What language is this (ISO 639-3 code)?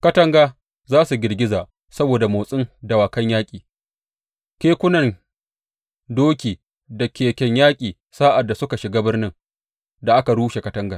hau